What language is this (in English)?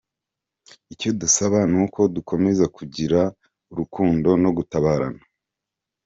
Kinyarwanda